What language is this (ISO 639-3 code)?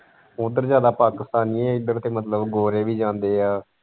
pan